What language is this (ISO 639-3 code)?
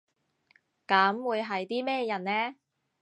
yue